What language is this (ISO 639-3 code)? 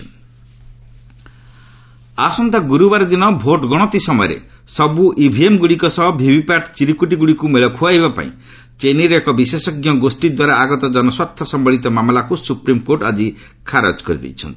ori